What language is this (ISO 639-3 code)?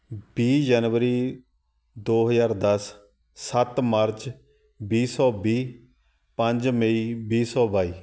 pan